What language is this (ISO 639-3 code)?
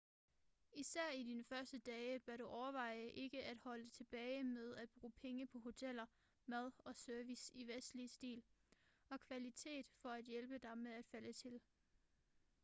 dan